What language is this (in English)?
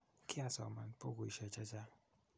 Kalenjin